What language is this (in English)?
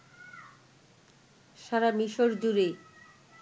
Bangla